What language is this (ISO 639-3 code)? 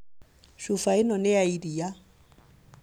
kik